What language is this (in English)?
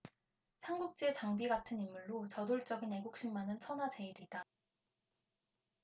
Korean